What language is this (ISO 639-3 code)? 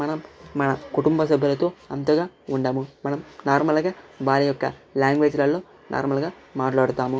tel